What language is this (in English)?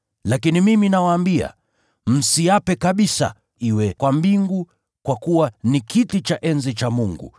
Swahili